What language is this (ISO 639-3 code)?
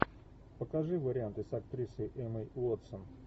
rus